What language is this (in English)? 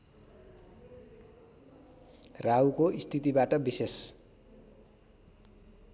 Nepali